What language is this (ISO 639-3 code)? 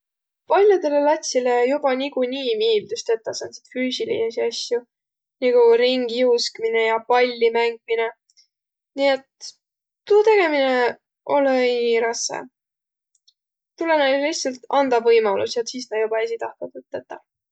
vro